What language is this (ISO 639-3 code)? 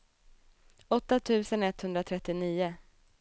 swe